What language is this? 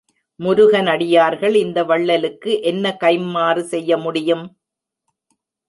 Tamil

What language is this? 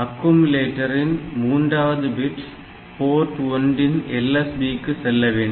Tamil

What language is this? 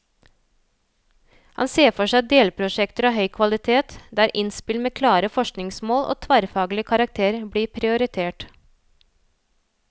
Norwegian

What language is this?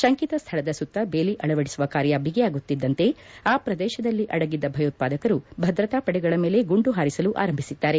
Kannada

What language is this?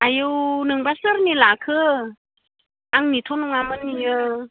Bodo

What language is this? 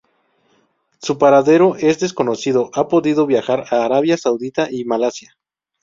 Spanish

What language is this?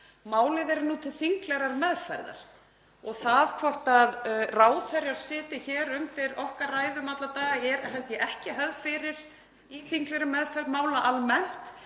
Icelandic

